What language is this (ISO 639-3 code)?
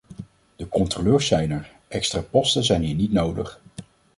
nld